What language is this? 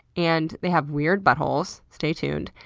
English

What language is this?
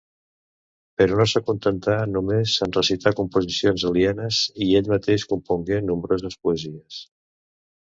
Catalan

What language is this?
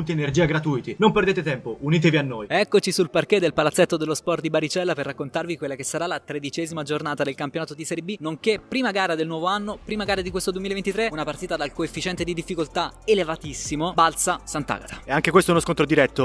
Italian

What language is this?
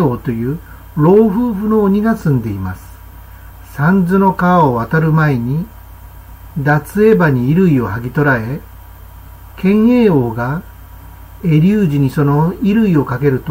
Japanese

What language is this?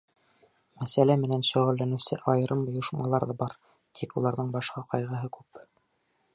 Bashkir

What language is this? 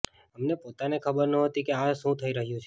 Gujarati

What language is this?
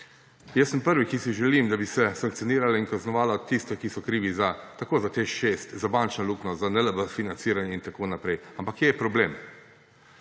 Slovenian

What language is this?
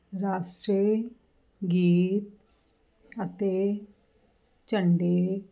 Punjabi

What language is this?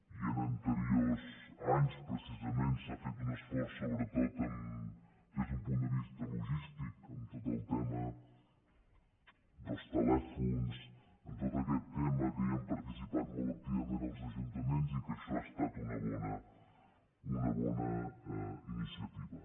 Catalan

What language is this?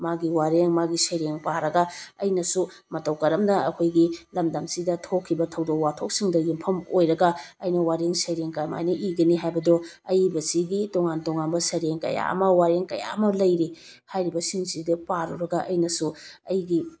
Manipuri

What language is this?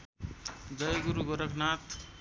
Nepali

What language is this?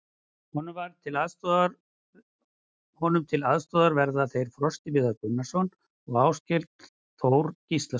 Icelandic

